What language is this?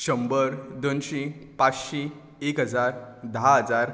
Konkani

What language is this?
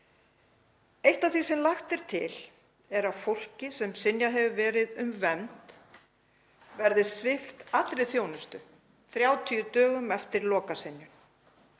Icelandic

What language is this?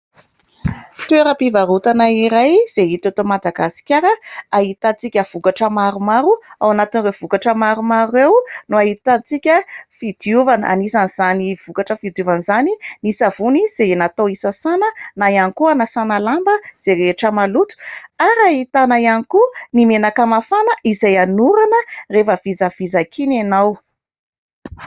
Malagasy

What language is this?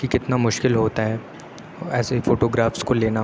Urdu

